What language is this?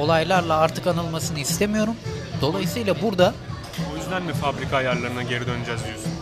Turkish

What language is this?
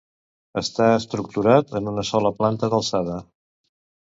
Catalan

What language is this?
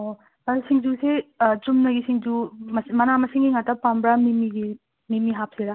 Manipuri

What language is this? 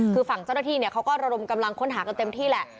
Thai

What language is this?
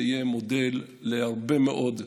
Hebrew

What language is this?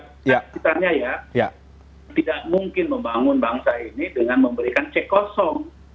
Indonesian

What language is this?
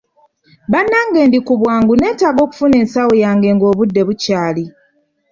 Ganda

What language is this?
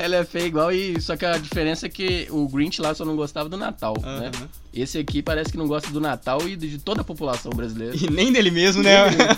Portuguese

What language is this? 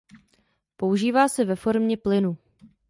Czech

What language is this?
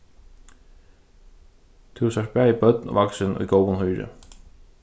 Faroese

